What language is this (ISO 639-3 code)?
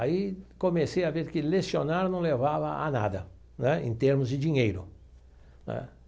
por